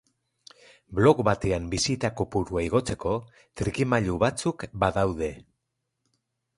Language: Basque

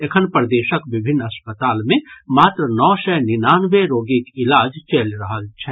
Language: Maithili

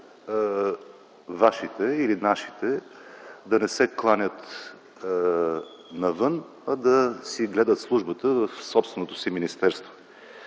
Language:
Bulgarian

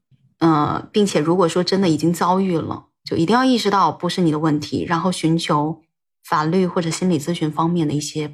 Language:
Chinese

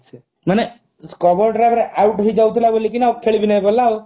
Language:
Odia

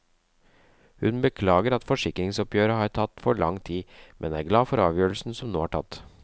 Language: Norwegian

